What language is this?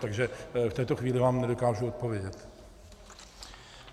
Czech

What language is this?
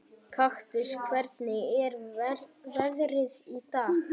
Icelandic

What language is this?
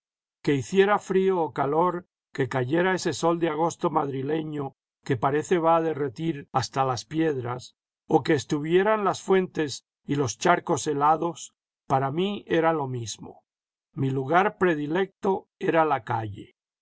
Spanish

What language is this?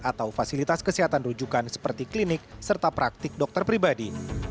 Indonesian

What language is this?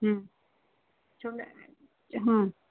Sindhi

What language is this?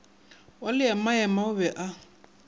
Northern Sotho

